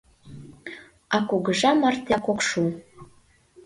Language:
Mari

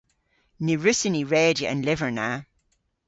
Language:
Cornish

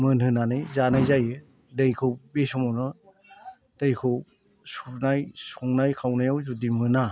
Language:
Bodo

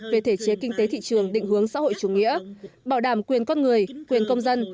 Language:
Vietnamese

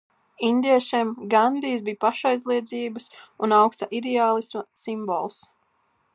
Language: Latvian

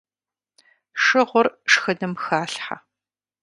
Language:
Kabardian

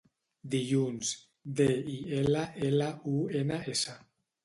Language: Catalan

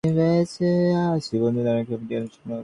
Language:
Bangla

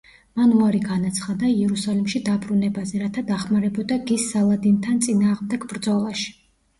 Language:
Georgian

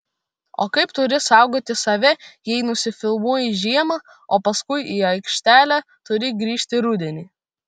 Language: Lithuanian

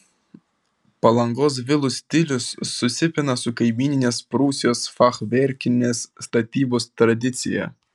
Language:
Lithuanian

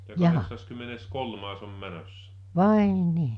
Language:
Finnish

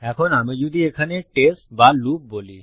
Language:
Bangla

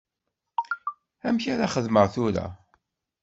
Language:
Kabyle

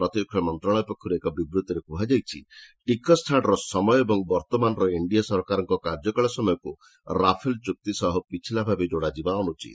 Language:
Odia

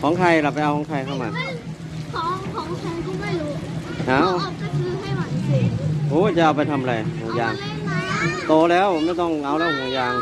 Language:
Thai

